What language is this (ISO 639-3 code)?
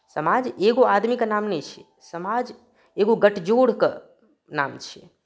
mai